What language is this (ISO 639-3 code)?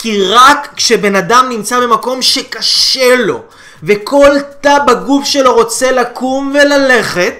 heb